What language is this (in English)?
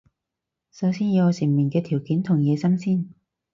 Cantonese